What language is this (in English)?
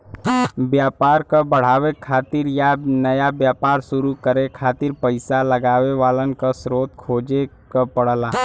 Bhojpuri